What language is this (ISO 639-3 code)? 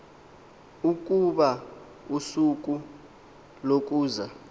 xho